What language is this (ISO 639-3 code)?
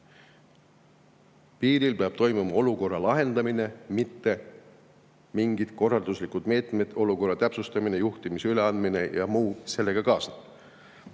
est